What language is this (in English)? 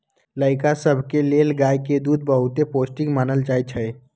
Magahi